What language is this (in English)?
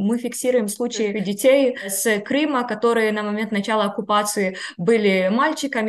Russian